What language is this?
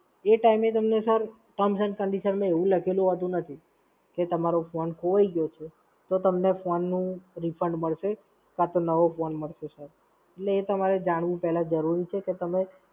Gujarati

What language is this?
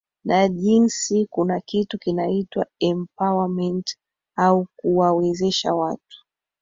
Swahili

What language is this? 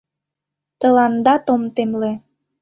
Mari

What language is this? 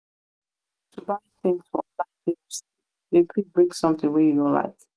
Nigerian Pidgin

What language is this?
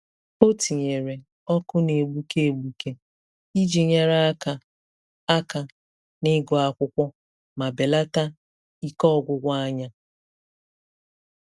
Igbo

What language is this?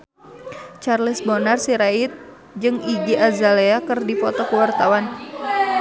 Sundanese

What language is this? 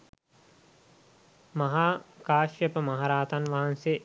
Sinhala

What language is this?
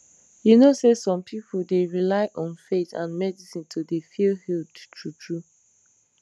Nigerian Pidgin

